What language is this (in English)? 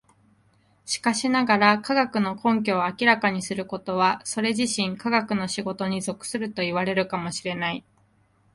Japanese